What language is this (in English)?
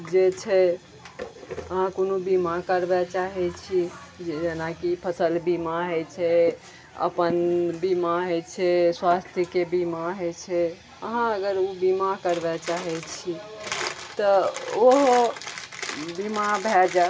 Maithili